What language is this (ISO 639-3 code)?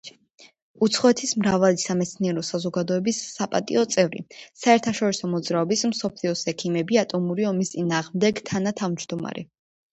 kat